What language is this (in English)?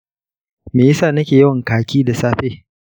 Hausa